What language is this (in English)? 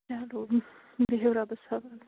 Kashmiri